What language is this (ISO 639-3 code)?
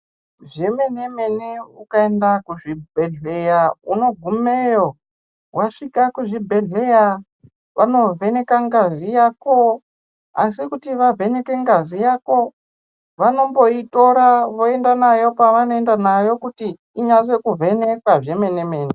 ndc